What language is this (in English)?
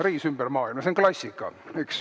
Estonian